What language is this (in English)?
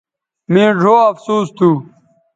Bateri